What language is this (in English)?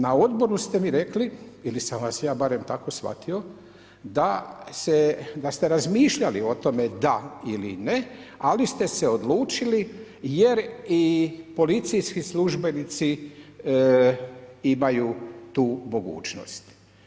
Croatian